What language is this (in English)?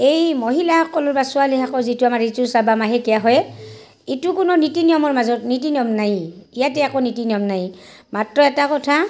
Assamese